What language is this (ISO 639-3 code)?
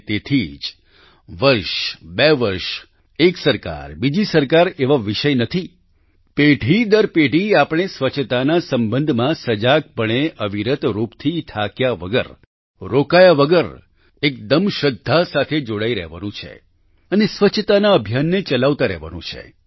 guj